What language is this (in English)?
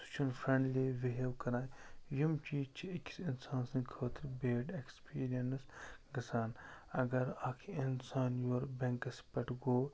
Kashmiri